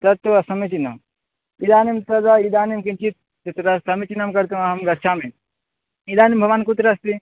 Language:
Sanskrit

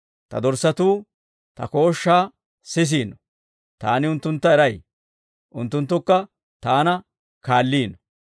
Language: Dawro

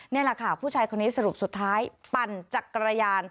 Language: Thai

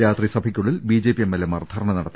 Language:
Malayalam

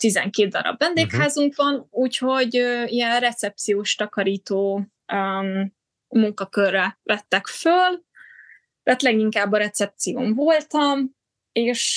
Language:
Hungarian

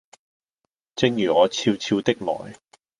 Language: Cantonese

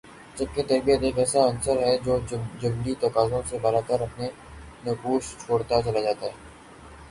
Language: Urdu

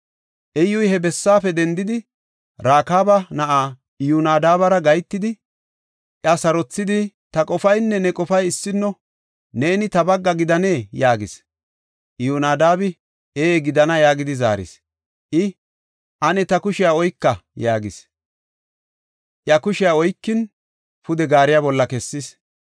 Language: Gofa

